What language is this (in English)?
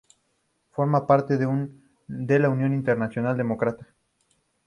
Spanish